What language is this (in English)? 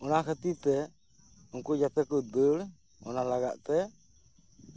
Santali